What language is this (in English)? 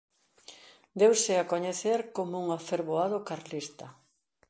Galician